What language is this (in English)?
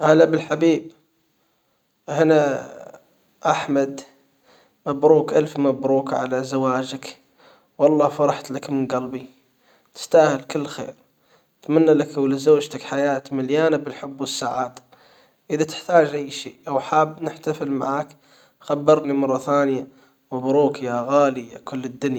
Hijazi Arabic